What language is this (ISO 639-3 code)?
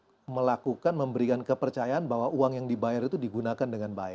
ind